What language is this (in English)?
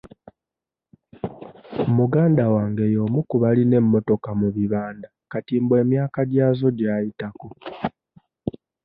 Ganda